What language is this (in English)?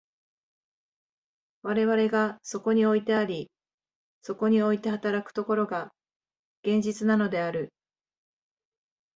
Japanese